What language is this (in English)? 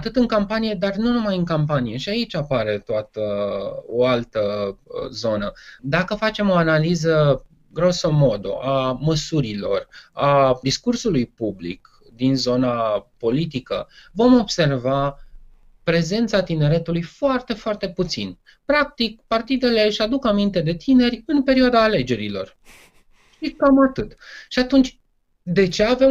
Romanian